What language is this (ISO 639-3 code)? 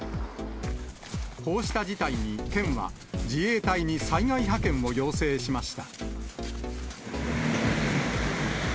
jpn